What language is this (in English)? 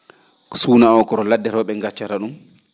Fula